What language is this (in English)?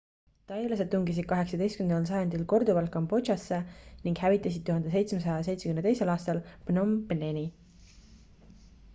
Estonian